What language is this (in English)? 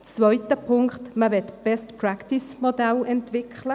Swiss German